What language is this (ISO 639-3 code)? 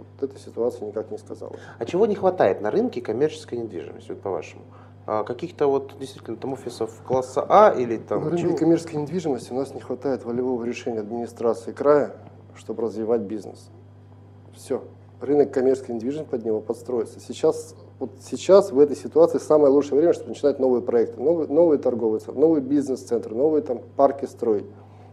rus